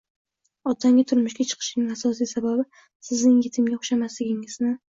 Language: Uzbek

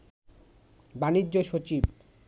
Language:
Bangla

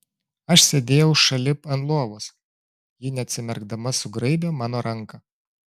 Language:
Lithuanian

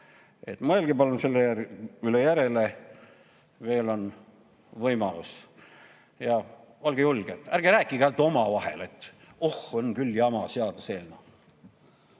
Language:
Estonian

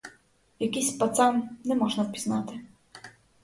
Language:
Ukrainian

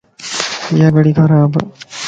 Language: Lasi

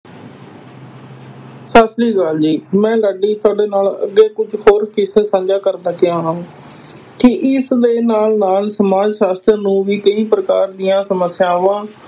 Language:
Punjabi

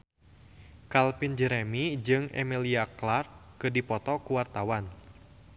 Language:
Sundanese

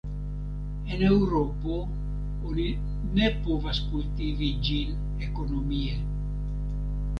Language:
Esperanto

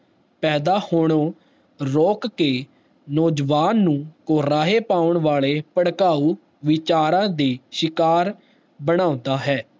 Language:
Punjabi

